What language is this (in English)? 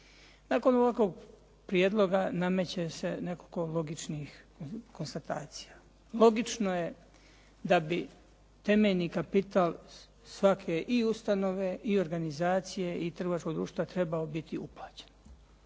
Croatian